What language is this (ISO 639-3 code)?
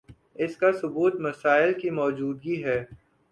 urd